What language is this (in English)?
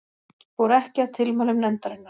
Icelandic